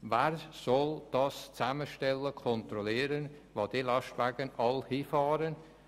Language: Swiss German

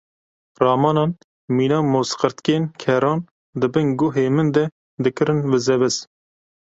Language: Kurdish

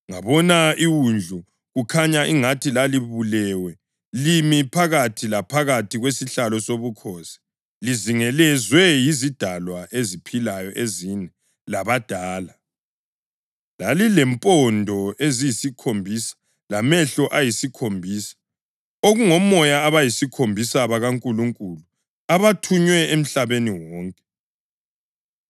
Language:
North Ndebele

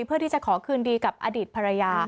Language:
Thai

